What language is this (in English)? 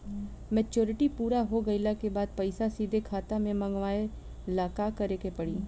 Bhojpuri